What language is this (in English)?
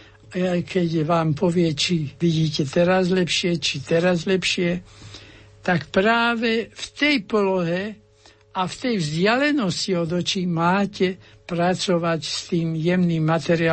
Slovak